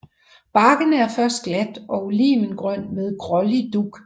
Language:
Danish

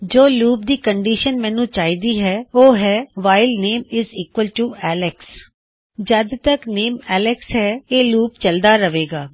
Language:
Punjabi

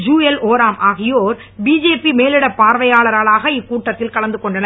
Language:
Tamil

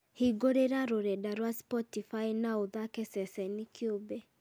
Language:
Kikuyu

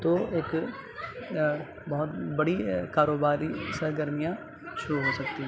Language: Urdu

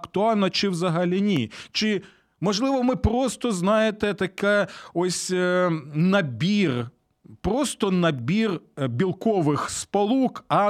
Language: Ukrainian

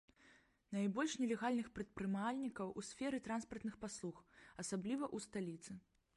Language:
Belarusian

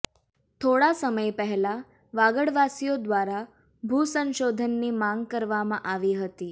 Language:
Gujarati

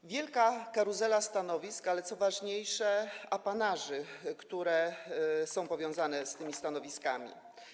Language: Polish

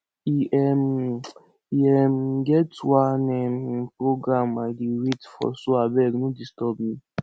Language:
Nigerian Pidgin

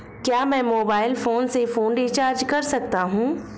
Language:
Hindi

